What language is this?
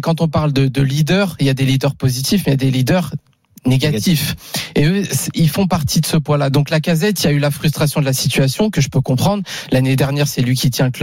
French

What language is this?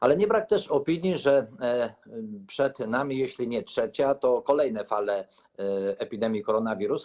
Polish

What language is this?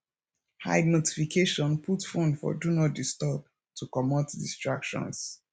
Nigerian Pidgin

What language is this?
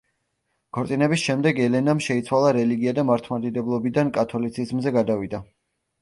Georgian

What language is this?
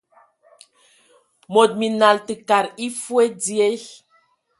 Ewondo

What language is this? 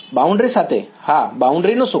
Gujarati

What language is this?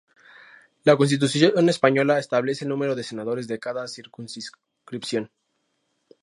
Spanish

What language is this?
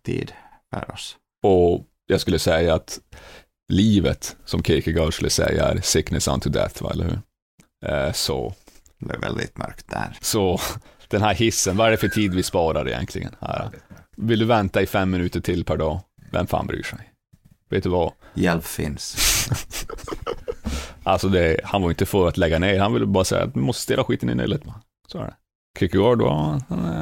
Swedish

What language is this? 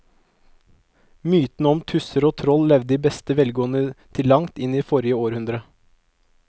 Norwegian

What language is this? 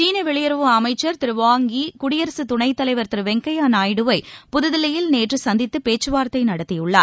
Tamil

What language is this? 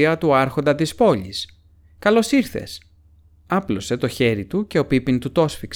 Greek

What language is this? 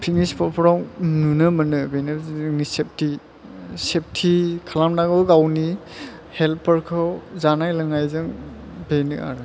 Bodo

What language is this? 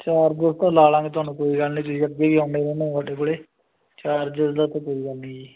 Punjabi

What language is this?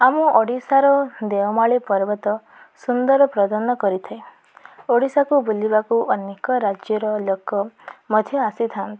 Odia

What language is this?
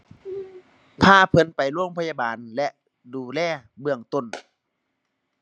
Thai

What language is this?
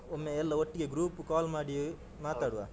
Kannada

